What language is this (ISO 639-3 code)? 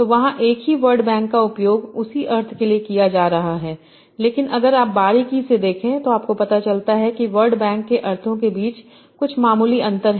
hin